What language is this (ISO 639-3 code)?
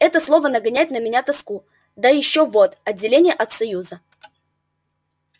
rus